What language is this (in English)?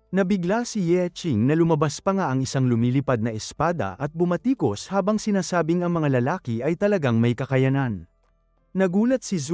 Filipino